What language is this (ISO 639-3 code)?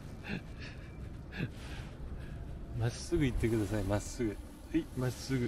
jpn